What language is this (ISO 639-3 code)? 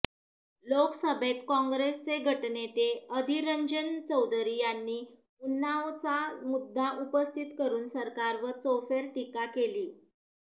mar